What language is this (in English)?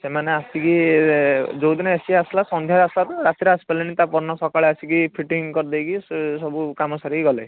Odia